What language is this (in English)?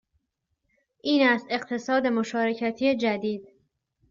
Persian